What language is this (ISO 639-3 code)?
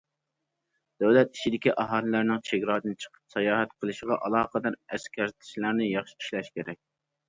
uig